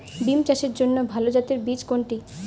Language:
Bangla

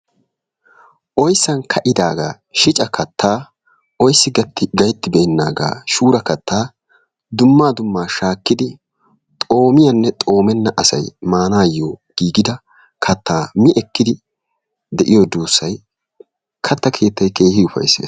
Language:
Wolaytta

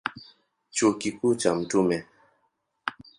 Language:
Swahili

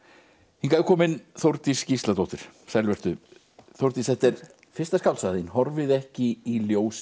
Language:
Icelandic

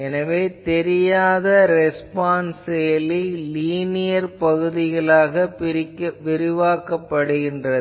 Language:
Tamil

